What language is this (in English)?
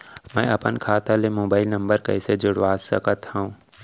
Chhattisgarhi